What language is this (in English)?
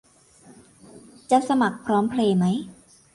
Thai